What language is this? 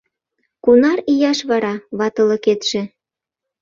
Mari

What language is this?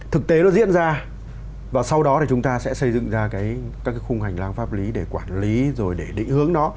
Vietnamese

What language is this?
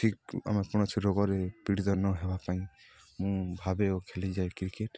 Odia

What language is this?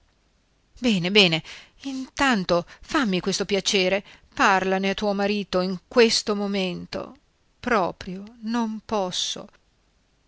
Italian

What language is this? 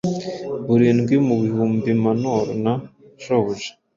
Kinyarwanda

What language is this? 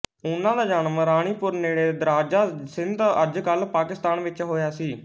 Punjabi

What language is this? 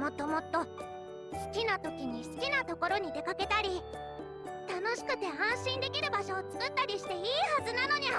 Japanese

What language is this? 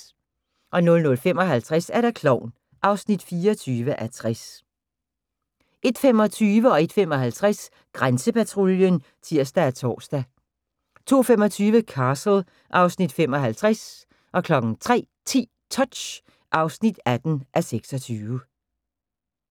Danish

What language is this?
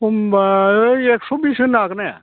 Bodo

